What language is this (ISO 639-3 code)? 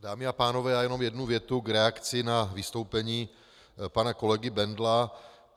ces